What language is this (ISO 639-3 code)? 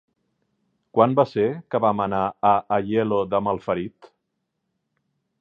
cat